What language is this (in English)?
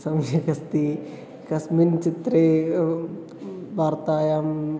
Sanskrit